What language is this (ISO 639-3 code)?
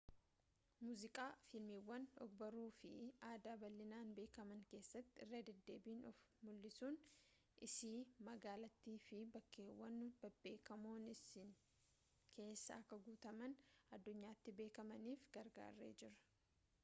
orm